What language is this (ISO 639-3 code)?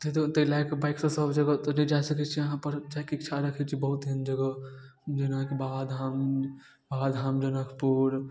mai